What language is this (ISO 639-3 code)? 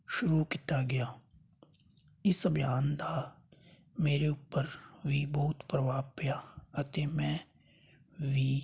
pan